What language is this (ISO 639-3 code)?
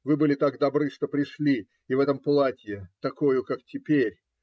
rus